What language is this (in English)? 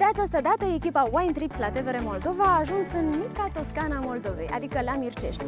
Romanian